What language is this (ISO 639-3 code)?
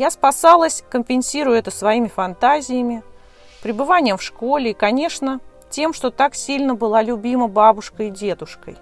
rus